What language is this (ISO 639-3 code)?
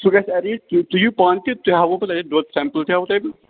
kas